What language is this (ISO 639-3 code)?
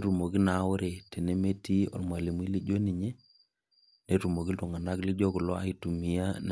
mas